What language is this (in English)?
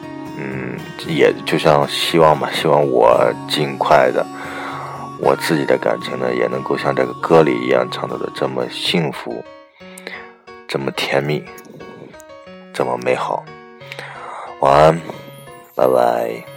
Chinese